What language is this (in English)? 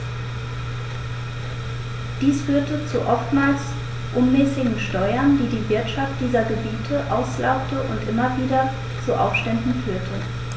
German